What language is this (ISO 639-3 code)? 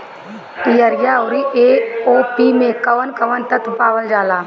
bho